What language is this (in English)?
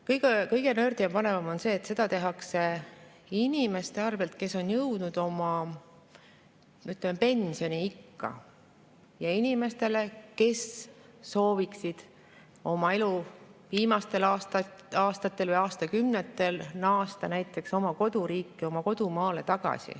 Estonian